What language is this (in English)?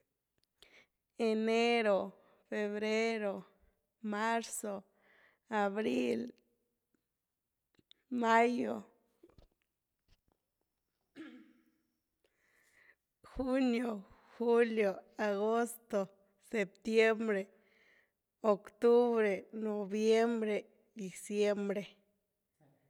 Güilá Zapotec